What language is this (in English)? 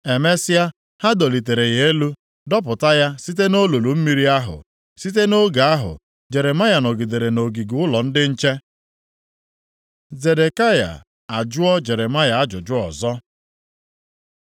Igbo